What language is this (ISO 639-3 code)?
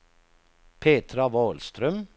swe